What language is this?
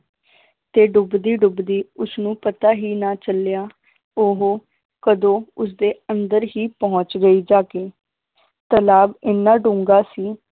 Punjabi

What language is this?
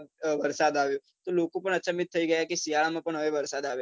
Gujarati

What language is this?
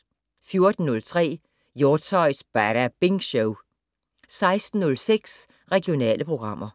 Danish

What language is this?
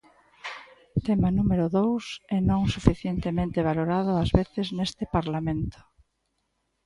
Galician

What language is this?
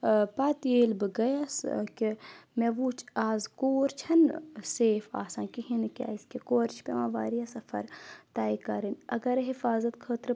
Kashmiri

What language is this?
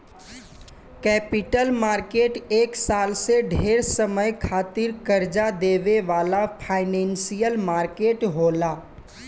Bhojpuri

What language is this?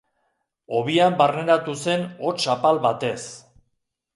Basque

